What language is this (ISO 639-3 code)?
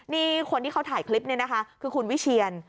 tha